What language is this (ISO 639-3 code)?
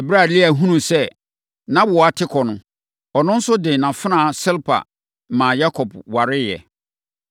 aka